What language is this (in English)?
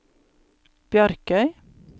Norwegian